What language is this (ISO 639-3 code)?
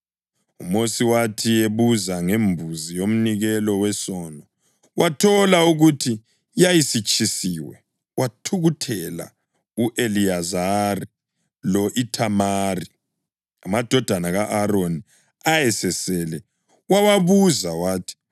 nde